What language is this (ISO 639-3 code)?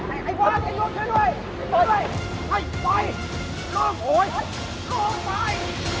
tha